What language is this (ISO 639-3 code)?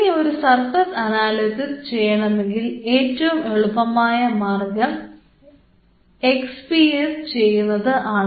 mal